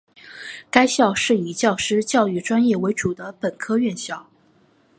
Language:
Chinese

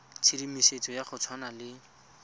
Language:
Tswana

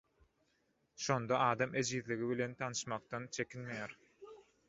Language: Turkmen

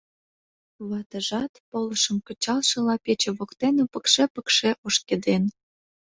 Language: Mari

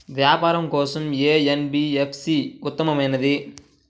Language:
Telugu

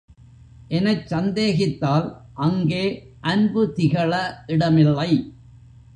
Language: Tamil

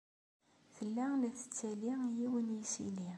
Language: Kabyle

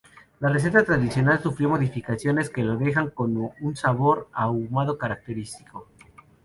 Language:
Spanish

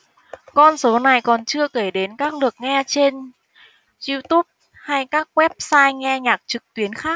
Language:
Vietnamese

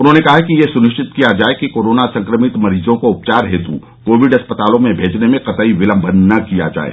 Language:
Hindi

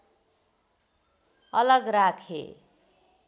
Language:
Nepali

